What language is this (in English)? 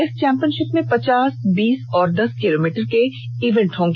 Hindi